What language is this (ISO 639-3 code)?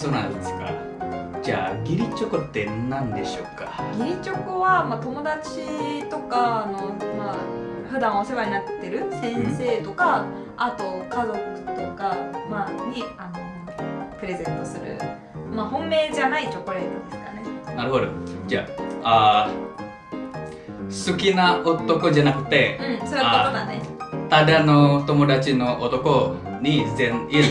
jpn